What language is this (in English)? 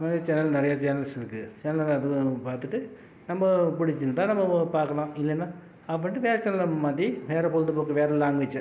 Tamil